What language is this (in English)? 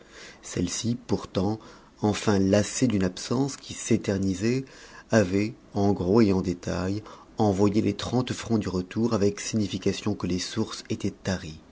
French